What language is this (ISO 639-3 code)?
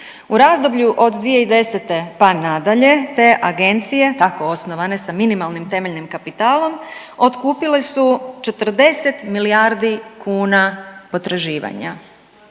hrv